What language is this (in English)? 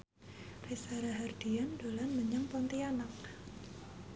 Javanese